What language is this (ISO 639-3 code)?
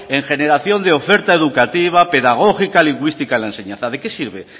spa